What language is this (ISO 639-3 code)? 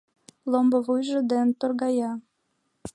chm